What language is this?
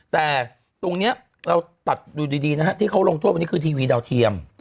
Thai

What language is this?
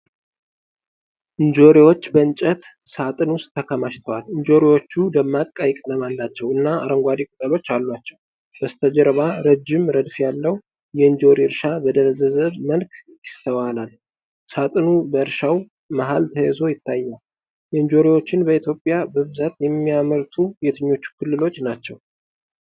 Amharic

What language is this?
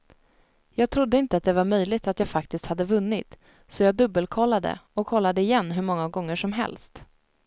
Swedish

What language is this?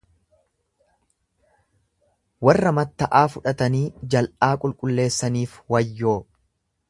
Oromo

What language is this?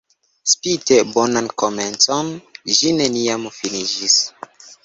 Esperanto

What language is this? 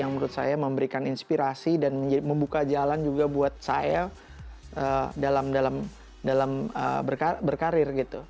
Indonesian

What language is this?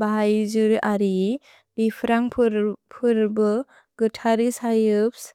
Bodo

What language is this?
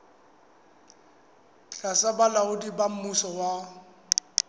Southern Sotho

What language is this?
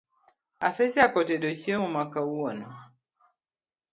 Luo (Kenya and Tanzania)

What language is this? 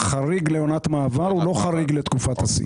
Hebrew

